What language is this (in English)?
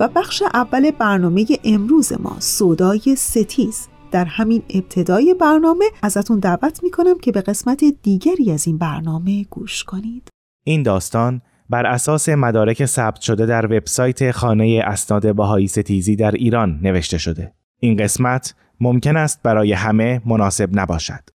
Persian